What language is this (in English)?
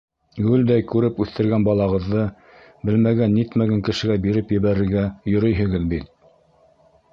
Bashkir